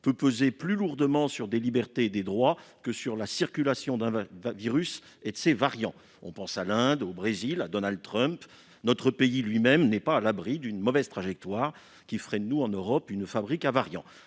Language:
French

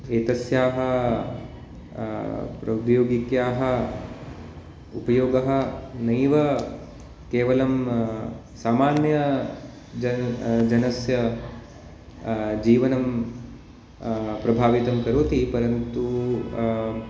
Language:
Sanskrit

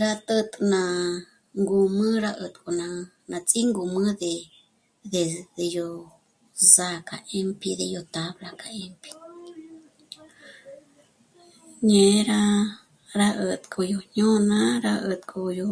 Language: Michoacán Mazahua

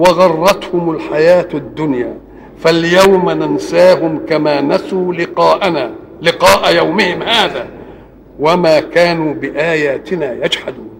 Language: Arabic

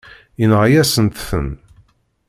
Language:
Kabyle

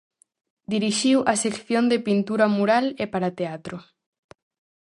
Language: Galician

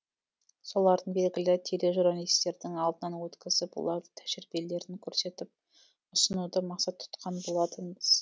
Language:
Kazakh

